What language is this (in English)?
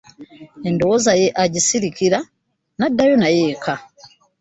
Ganda